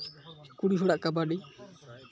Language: Santali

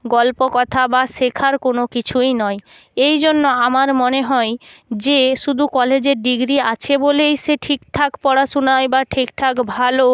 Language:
Bangla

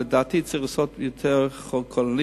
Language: Hebrew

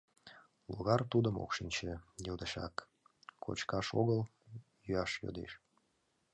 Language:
Mari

